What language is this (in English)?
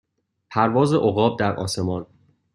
Persian